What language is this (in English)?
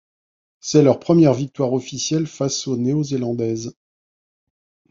French